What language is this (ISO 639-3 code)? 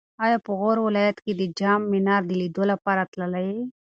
pus